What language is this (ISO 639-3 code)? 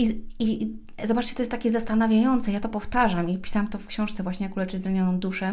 pol